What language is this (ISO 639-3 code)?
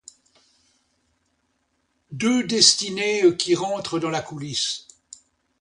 fra